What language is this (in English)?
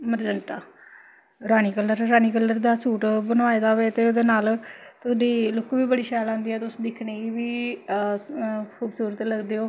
Dogri